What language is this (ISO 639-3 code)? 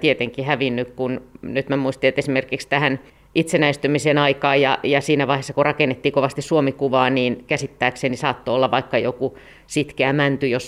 fin